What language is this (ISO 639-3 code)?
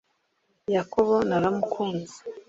kin